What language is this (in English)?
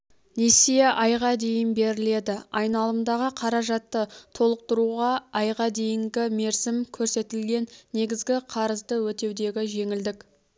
Kazakh